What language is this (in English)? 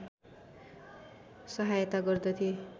Nepali